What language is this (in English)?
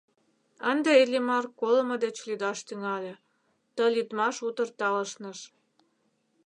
Mari